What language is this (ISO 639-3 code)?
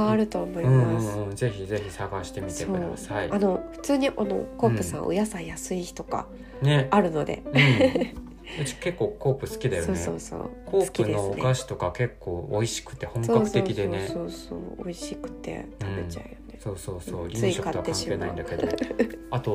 jpn